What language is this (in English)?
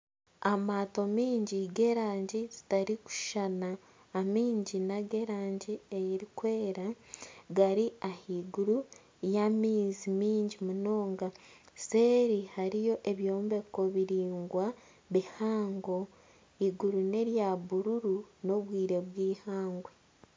Nyankole